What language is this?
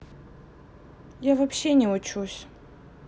Russian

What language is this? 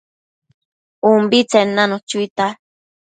Matsés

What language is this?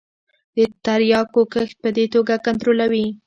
Pashto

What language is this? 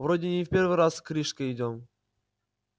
Russian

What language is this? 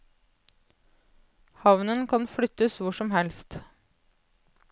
Norwegian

